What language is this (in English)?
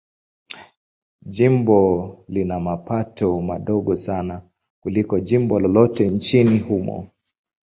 Swahili